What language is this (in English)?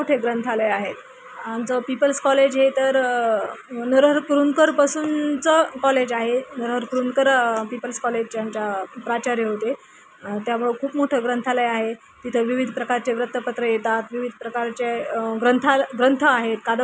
Marathi